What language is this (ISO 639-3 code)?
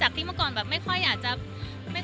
tha